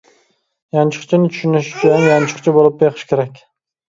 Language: Uyghur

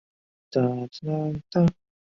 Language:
Chinese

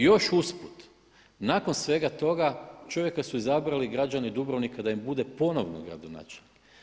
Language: Croatian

